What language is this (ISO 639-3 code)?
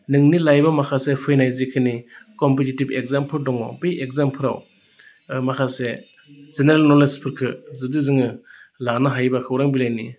brx